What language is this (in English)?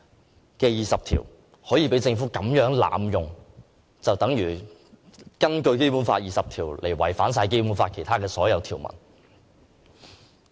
Cantonese